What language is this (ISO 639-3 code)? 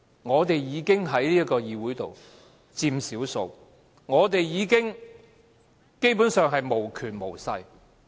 yue